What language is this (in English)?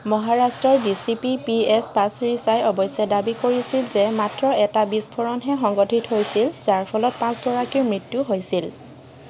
Assamese